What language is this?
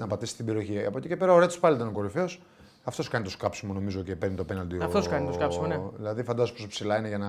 Greek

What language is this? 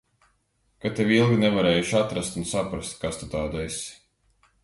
Latvian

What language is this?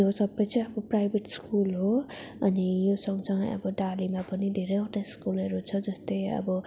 Nepali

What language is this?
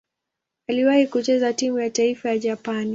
Swahili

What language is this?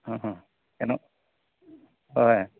Assamese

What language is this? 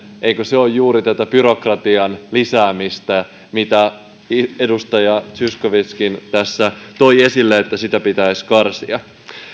Finnish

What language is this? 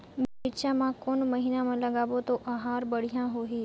Chhattisgarhi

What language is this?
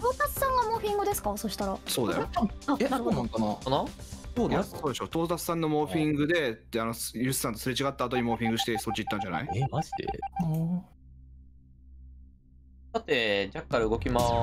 Japanese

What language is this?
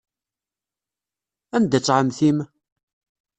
Kabyle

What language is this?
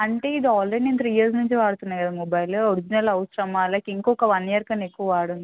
Telugu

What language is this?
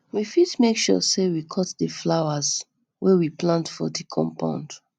Nigerian Pidgin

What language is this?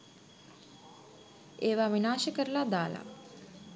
Sinhala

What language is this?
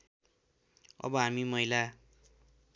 Nepali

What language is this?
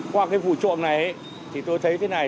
Vietnamese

